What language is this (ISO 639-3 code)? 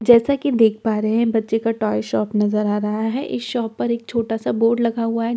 hin